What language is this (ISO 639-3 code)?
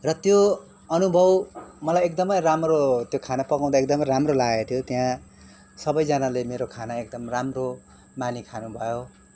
nep